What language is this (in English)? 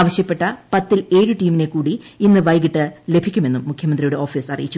Malayalam